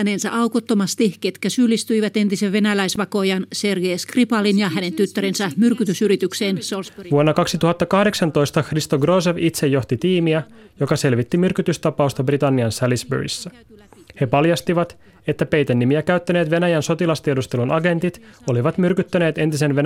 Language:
Finnish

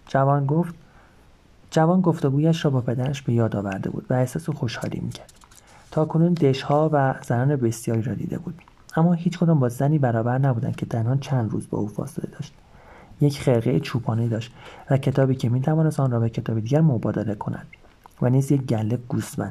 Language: Persian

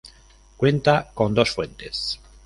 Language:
Spanish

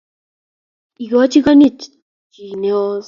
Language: Kalenjin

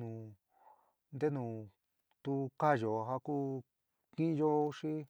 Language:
San Miguel El Grande Mixtec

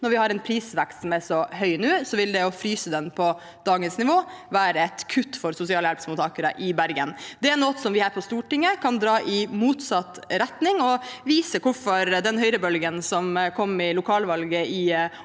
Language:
Norwegian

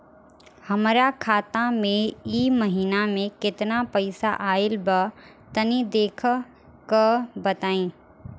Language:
Bhojpuri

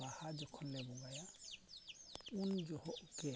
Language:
Santali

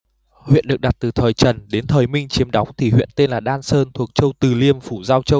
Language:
Vietnamese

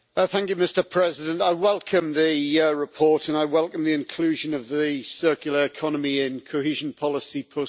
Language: English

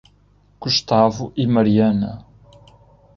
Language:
Portuguese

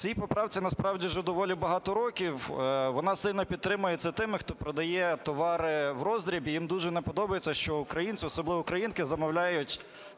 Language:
Ukrainian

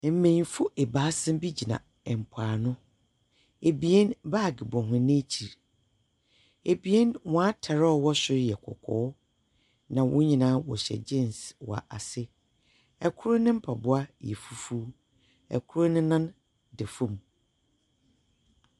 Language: Akan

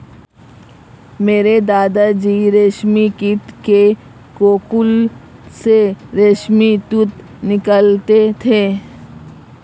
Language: Hindi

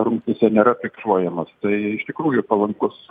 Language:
Lithuanian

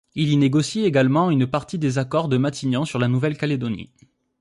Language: French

